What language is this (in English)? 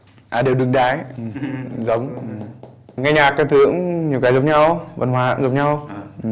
Vietnamese